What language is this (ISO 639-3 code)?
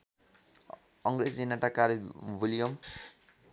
nep